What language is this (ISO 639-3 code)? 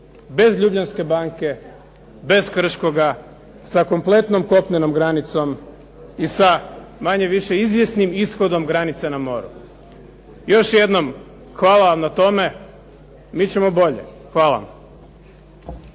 hrv